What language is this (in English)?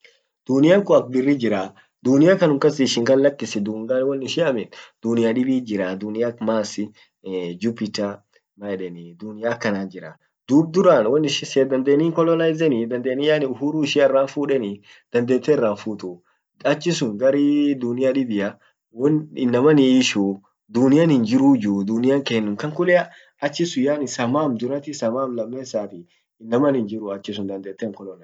Orma